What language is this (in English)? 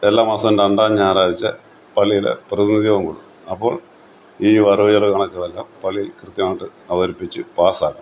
Malayalam